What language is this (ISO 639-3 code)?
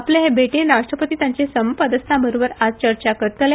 kok